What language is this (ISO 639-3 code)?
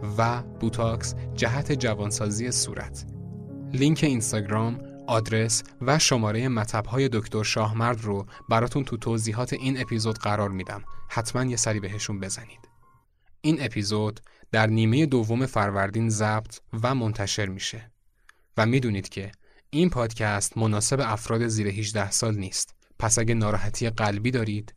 fas